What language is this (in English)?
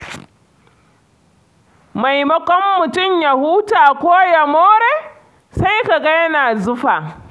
Hausa